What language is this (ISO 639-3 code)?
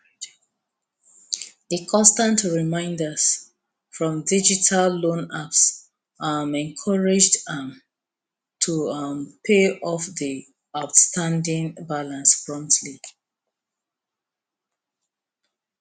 pcm